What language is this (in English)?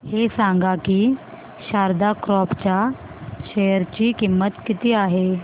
Marathi